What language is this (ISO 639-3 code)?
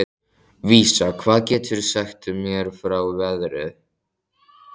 isl